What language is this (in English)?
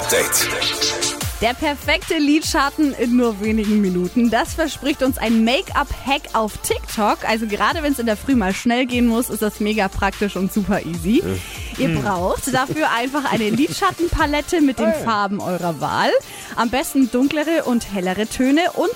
German